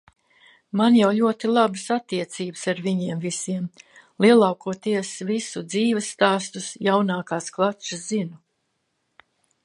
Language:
Latvian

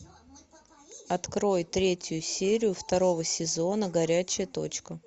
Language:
Russian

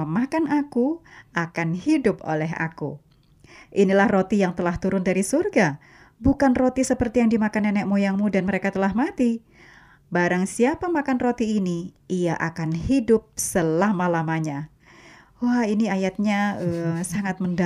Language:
Indonesian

